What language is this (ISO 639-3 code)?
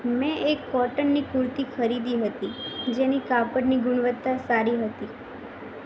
guj